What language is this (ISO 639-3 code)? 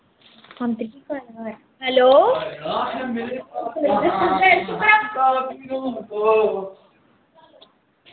doi